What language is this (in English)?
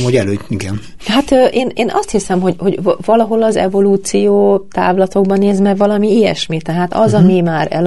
Hungarian